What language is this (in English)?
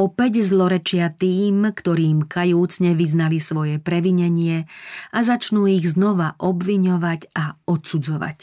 Slovak